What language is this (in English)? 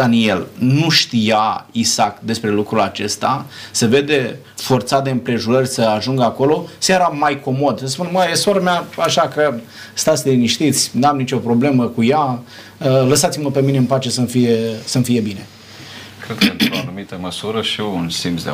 Romanian